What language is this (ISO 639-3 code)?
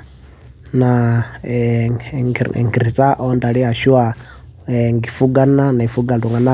mas